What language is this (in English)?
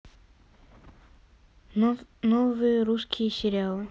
Russian